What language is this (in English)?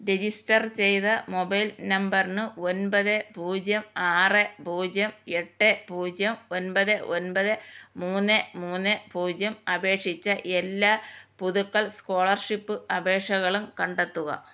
Malayalam